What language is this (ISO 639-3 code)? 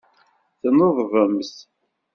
kab